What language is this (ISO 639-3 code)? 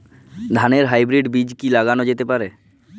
ben